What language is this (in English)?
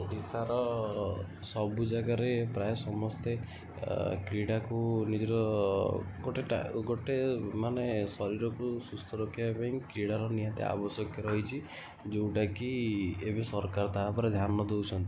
Odia